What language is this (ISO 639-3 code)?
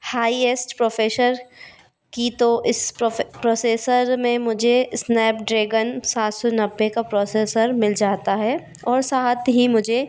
hin